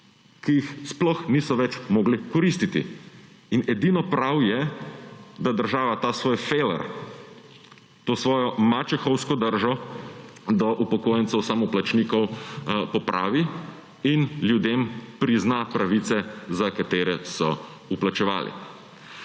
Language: Slovenian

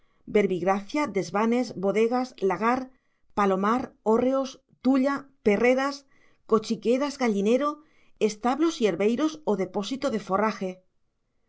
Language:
Spanish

